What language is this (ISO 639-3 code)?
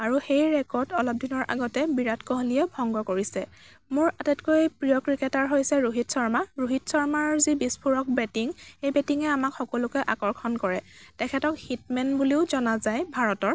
asm